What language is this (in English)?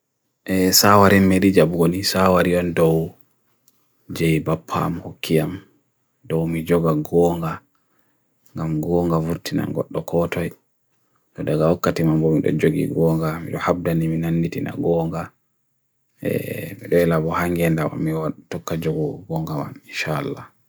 Bagirmi Fulfulde